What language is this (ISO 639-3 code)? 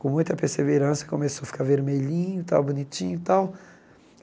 por